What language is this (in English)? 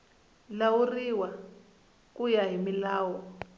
Tsonga